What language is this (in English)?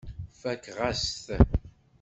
Kabyle